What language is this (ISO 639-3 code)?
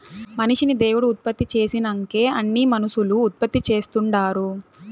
tel